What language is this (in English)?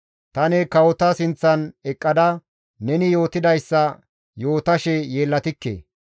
Gamo